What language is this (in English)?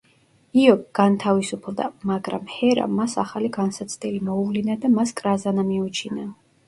Georgian